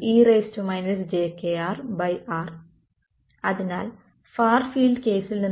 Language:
Malayalam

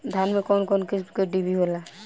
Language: Bhojpuri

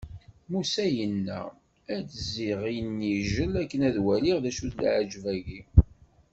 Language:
Kabyle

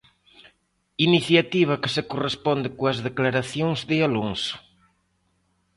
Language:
Galician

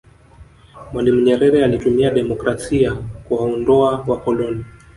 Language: Swahili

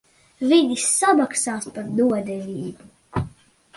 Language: Latvian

